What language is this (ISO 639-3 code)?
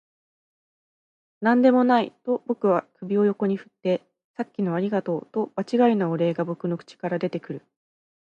jpn